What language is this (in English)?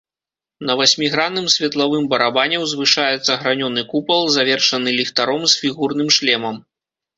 Belarusian